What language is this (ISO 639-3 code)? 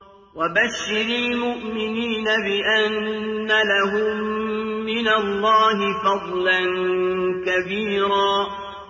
ara